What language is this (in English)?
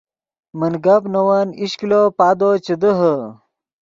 Yidgha